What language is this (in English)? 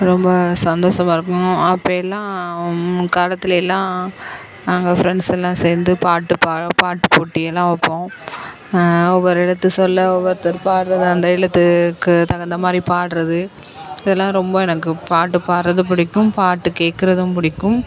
Tamil